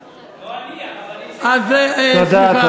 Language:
Hebrew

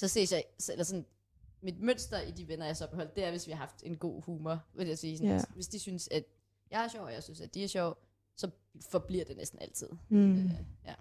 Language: Danish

